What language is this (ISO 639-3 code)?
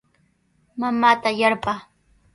qws